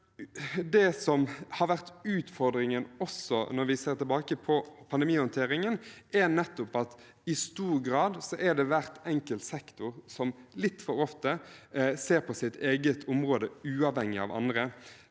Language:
Norwegian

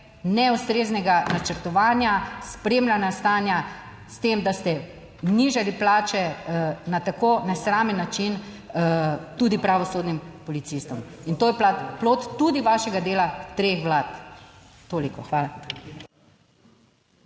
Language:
Slovenian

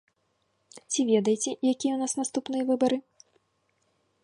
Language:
Belarusian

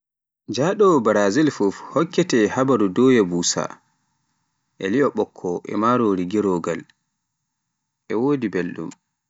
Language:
Pular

